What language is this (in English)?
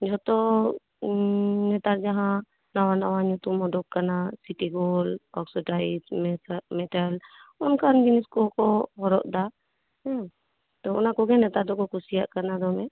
Santali